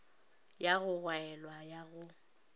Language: Northern Sotho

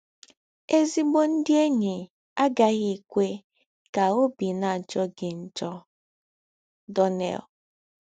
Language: Igbo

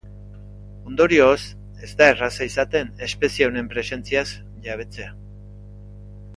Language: Basque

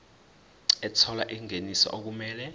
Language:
Zulu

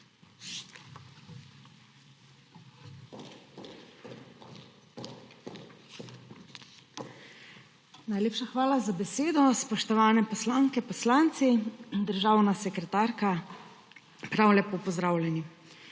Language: Slovenian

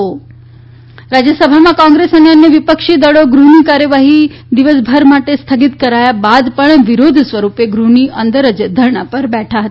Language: Gujarati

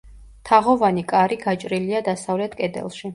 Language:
Georgian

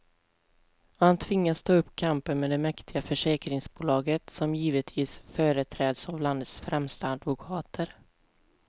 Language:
Swedish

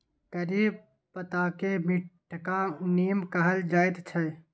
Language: Maithili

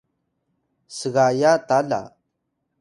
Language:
Atayal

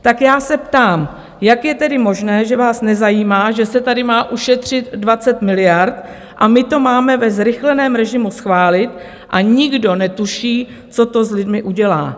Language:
Czech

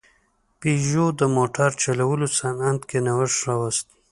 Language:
Pashto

